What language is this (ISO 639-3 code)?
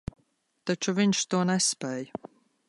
lav